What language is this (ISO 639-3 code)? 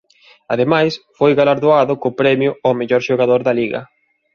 glg